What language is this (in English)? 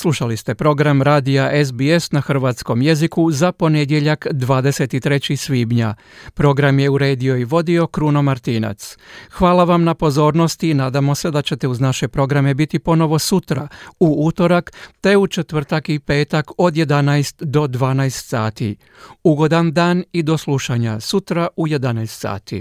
Croatian